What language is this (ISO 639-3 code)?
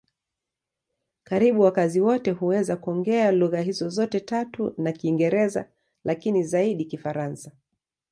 swa